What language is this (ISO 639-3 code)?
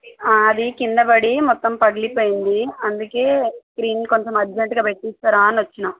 tel